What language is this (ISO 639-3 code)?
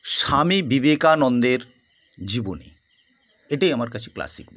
ben